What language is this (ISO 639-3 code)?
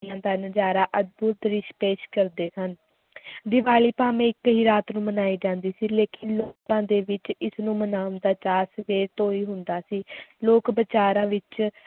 pan